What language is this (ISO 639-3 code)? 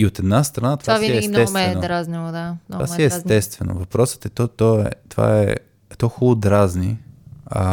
bul